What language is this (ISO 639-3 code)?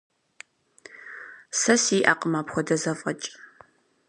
kbd